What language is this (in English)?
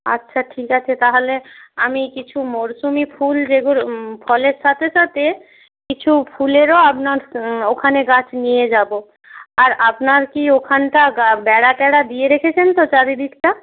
Bangla